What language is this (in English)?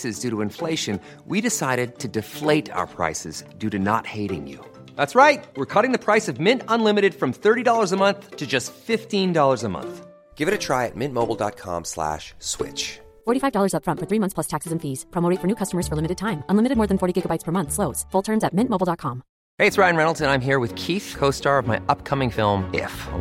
Dutch